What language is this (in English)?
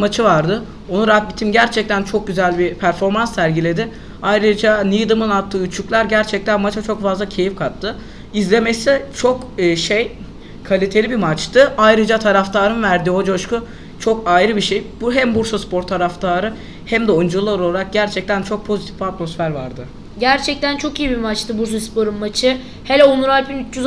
Turkish